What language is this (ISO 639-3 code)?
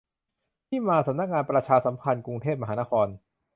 tha